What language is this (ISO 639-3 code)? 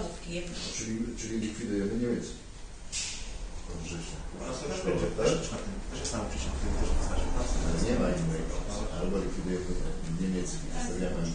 pol